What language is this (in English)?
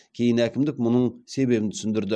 Kazakh